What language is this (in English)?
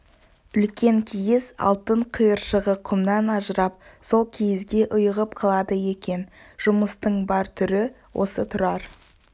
Kazakh